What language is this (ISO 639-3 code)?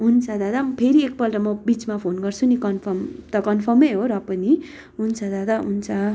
nep